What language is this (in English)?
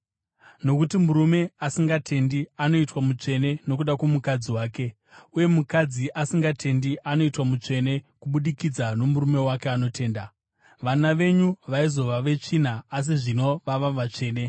Shona